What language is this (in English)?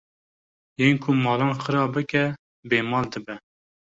Kurdish